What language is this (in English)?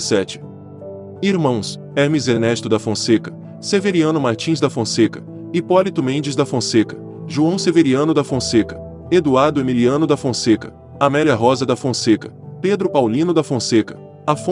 Portuguese